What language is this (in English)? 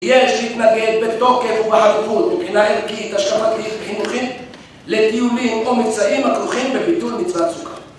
Hebrew